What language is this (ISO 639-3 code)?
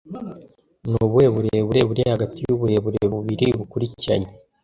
kin